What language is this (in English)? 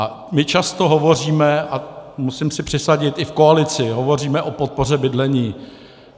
Czech